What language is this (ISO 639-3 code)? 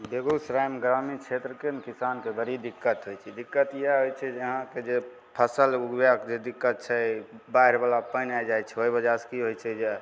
mai